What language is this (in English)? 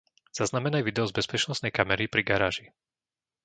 Slovak